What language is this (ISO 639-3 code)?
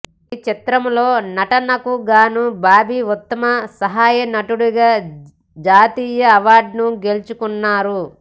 tel